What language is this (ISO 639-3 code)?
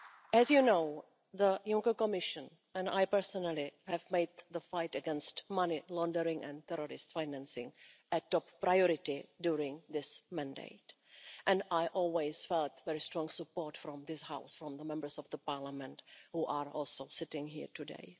eng